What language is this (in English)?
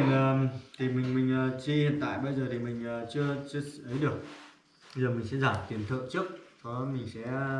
Vietnamese